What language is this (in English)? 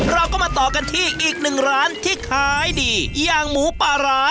Thai